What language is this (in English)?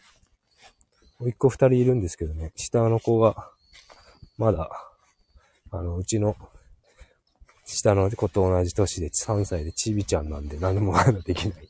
Japanese